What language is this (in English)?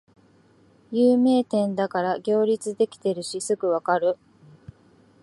Japanese